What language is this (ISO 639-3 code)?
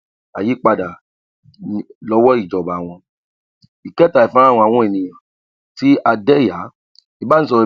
yor